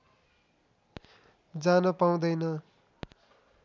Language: Nepali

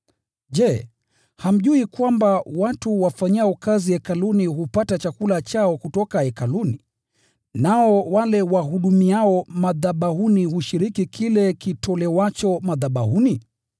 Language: Swahili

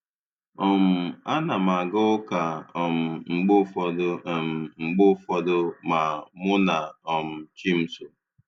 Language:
Igbo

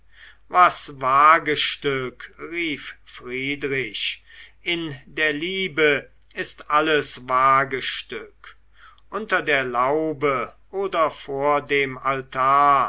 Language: German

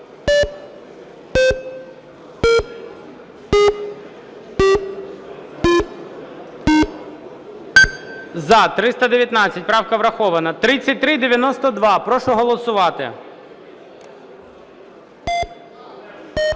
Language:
Ukrainian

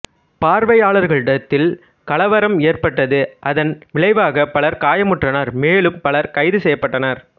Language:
Tamil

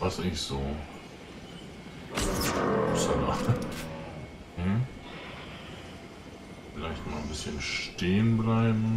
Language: German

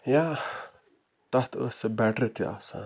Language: Kashmiri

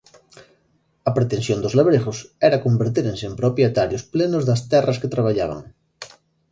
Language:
Galician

